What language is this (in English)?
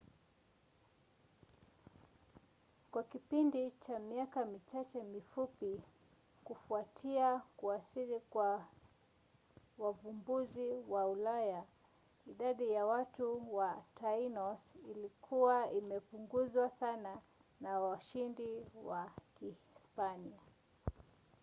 Swahili